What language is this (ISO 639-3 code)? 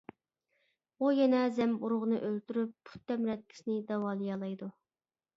uig